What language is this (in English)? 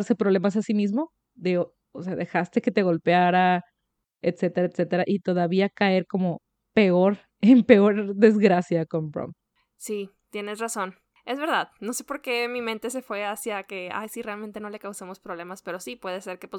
Spanish